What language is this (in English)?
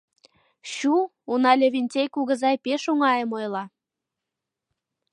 Mari